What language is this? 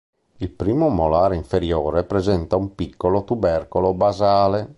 Italian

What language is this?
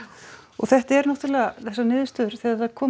Icelandic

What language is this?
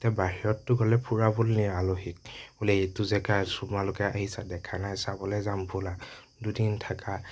Assamese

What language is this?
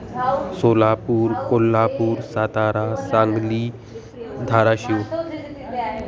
Sanskrit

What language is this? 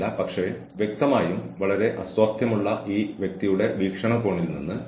Malayalam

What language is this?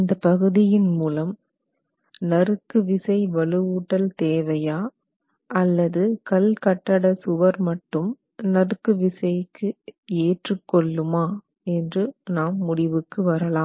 Tamil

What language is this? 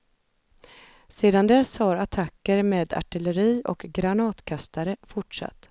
Swedish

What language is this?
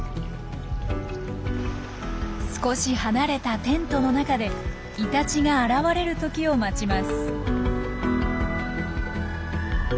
Japanese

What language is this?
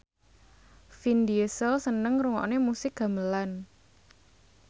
Javanese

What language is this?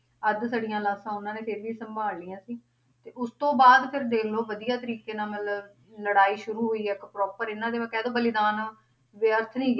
Punjabi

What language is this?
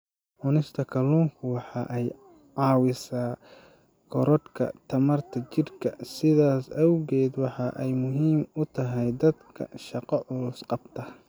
Somali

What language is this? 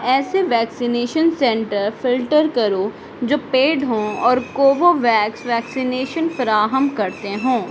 Urdu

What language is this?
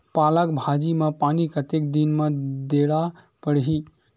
Chhattisgarhi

